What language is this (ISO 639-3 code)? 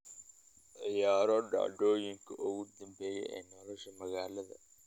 som